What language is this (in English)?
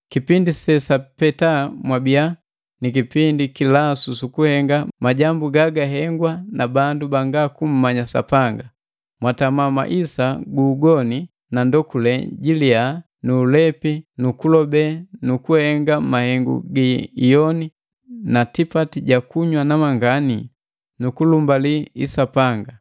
Matengo